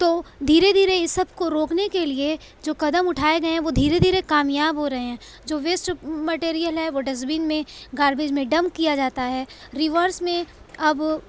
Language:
Urdu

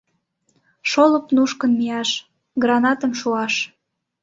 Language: Mari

